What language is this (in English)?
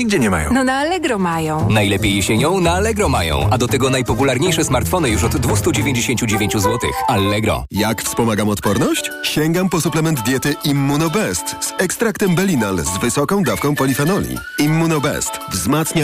Polish